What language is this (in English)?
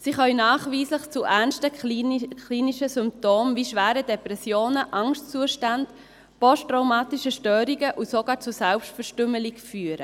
Swiss German